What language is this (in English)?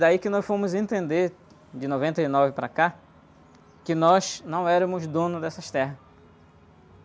Portuguese